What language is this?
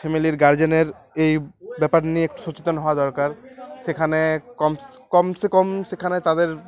Bangla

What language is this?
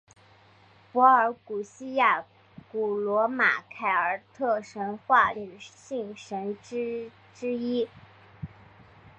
Chinese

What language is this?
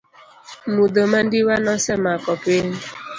Luo (Kenya and Tanzania)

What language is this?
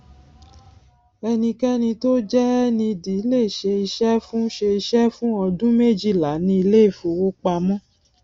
Yoruba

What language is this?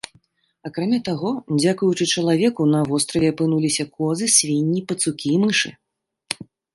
Belarusian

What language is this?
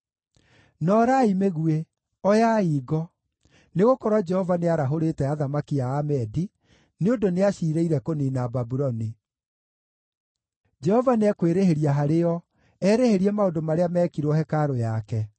Kikuyu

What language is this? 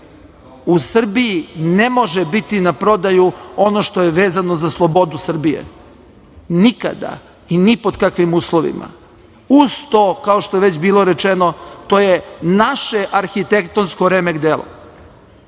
Serbian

